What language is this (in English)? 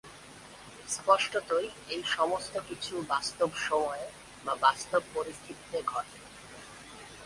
Bangla